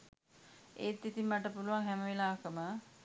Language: Sinhala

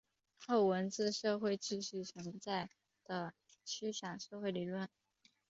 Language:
Chinese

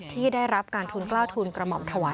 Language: Thai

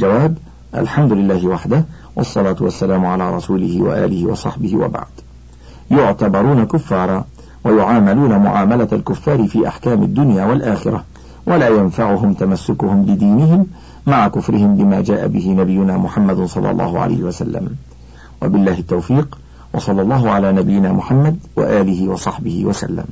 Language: Arabic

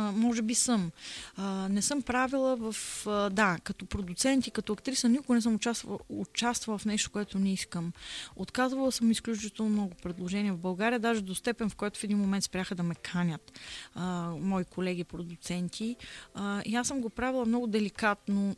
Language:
Bulgarian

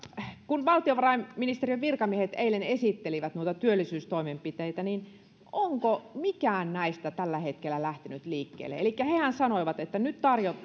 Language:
Finnish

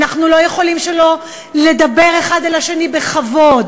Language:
Hebrew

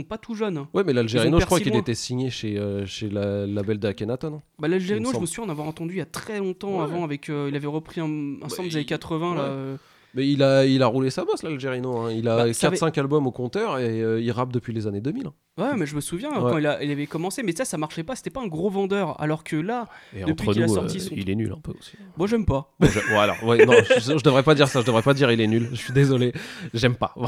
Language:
French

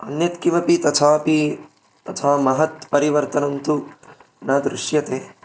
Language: Sanskrit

